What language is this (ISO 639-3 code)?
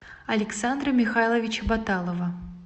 rus